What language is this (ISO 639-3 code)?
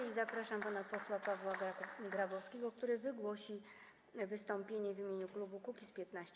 pol